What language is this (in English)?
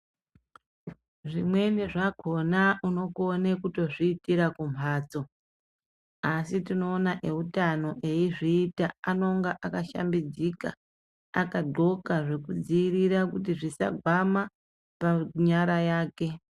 Ndau